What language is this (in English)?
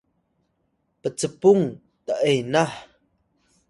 Atayal